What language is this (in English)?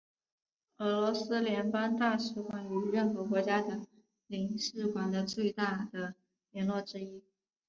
Chinese